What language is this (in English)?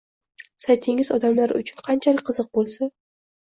Uzbek